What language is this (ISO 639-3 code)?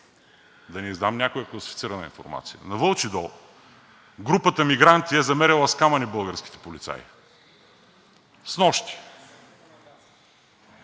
bul